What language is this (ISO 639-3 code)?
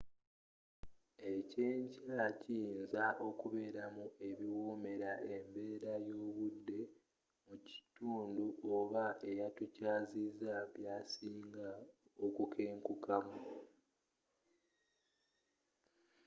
lug